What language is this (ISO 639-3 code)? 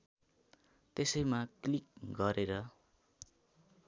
nep